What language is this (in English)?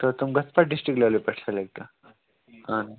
Kashmiri